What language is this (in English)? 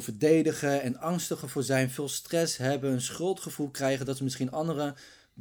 Dutch